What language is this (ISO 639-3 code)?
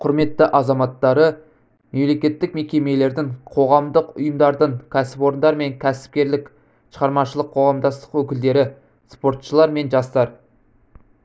kaz